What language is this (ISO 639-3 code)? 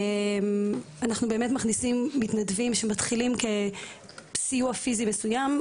heb